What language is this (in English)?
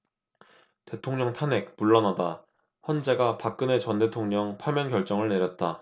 Korean